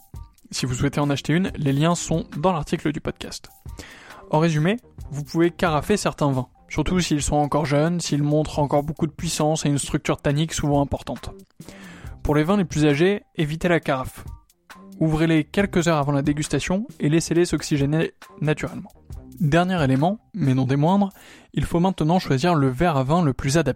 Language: French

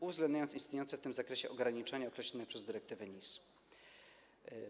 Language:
Polish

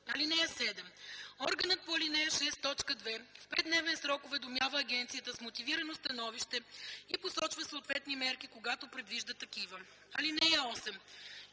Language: Bulgarian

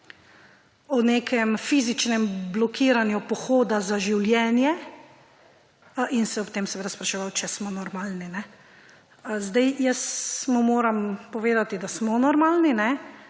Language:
Slovenian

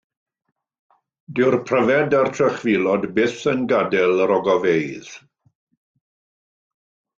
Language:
Welsh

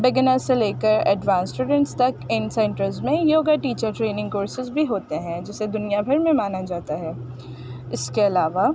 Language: Urdu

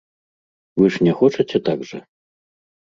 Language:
Belarusian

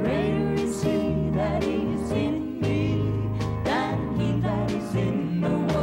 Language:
English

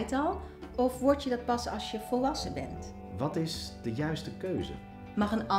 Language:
Dutch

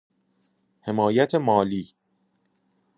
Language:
Persian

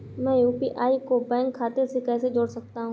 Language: Hindi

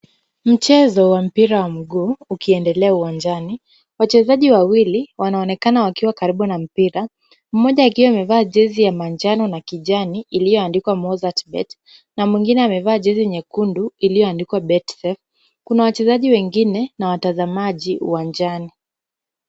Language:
Swahili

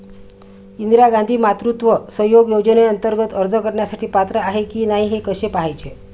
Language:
Marathi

